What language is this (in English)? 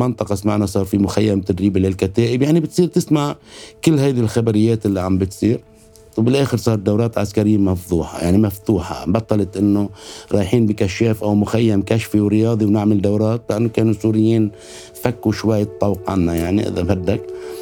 Arabic